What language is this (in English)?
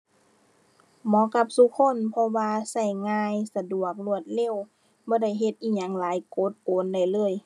Thai